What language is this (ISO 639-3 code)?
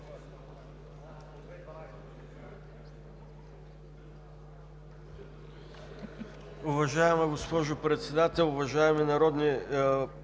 bul